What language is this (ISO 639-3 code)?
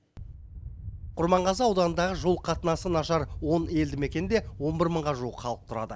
kaz